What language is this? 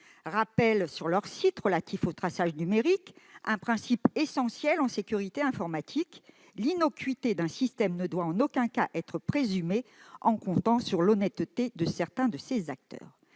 French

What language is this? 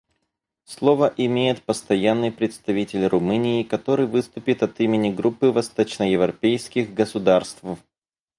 Russian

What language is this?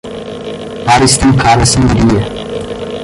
Portuguese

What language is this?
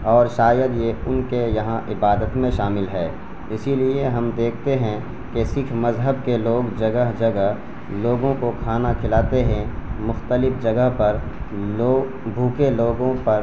Urdu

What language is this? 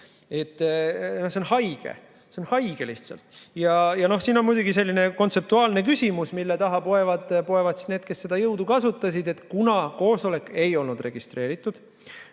Estonian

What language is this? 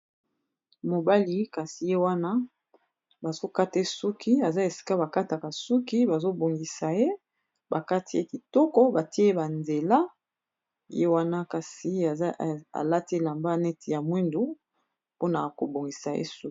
Lingala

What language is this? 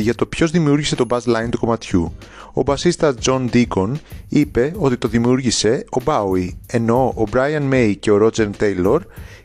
Greek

